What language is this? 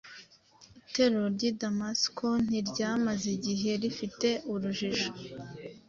Kinyarwanda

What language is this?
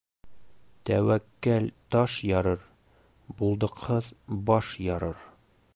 Bashkir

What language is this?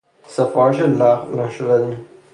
Persian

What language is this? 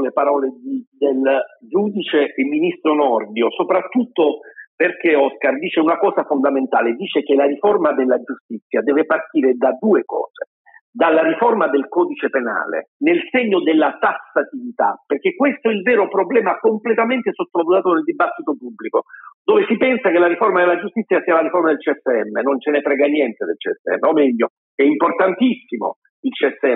Italian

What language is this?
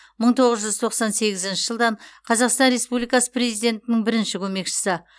Kazakh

